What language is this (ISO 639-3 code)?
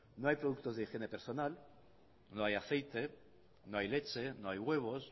spa